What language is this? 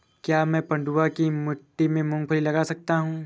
Hindi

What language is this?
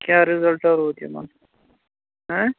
Kashmiri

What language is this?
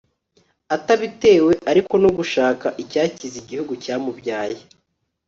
Kinyarwanda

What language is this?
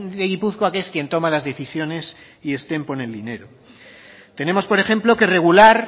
Spanish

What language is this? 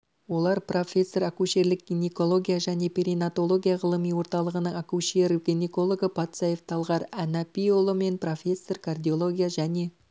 Kazakh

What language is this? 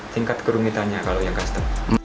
Indonesian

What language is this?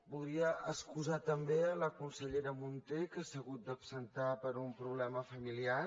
Catalan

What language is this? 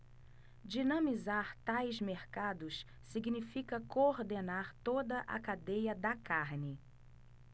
Portuguese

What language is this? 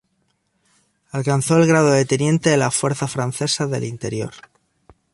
Spanish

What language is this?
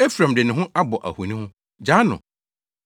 Akan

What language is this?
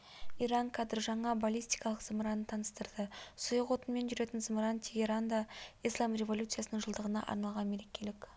Kazakh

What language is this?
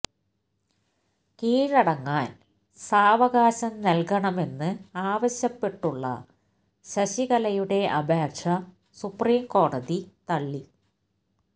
Malayalam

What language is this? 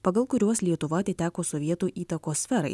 Lithuanian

